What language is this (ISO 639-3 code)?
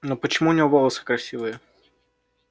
rus